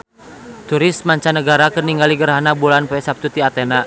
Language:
Sundanese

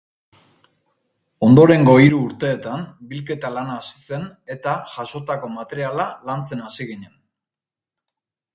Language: Basque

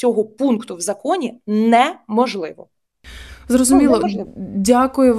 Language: Ukrainian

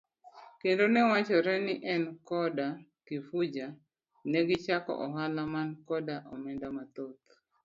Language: Luo (Kenya and Tanzania)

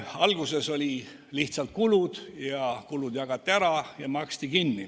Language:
Estonian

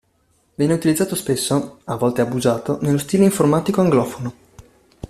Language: Italian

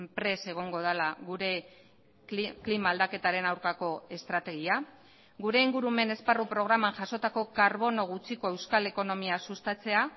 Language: Basque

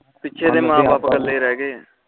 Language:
Punjabi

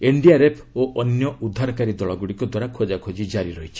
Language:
Odia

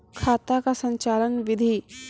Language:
Maithili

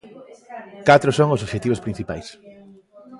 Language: Galician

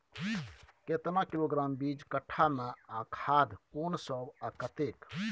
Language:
Maithili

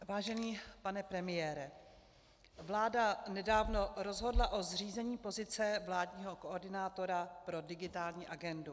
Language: Czech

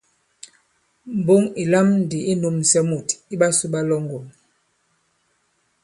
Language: Bankon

